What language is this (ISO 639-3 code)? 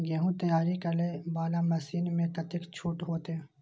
mai